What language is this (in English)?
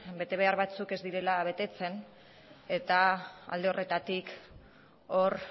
Basque